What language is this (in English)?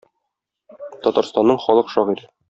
Tatar